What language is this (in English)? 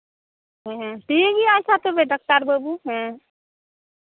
Santali